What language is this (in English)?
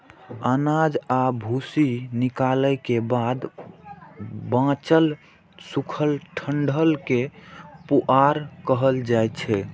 Maithili